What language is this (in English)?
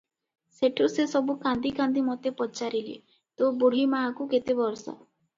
Odia